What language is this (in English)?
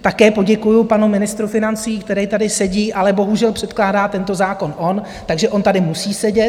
Czech